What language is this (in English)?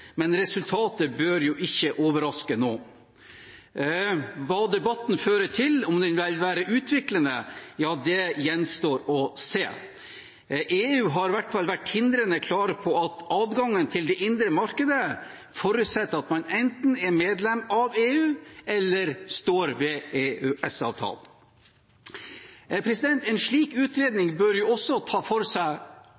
Norwegian Bokmål